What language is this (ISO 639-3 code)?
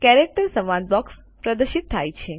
guj